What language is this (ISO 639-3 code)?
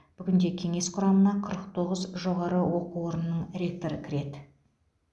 kaz